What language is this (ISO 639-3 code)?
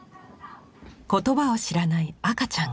jpn